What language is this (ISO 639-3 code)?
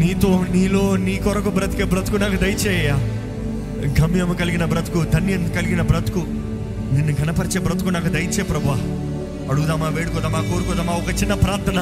tel